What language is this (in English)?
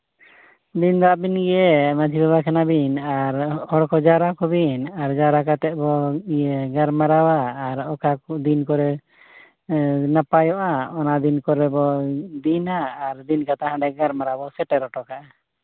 Santali